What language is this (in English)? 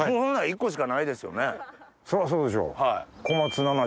Japanese